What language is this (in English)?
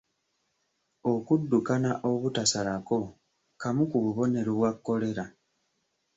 Ganda